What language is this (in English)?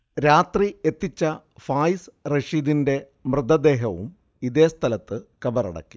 Malayalam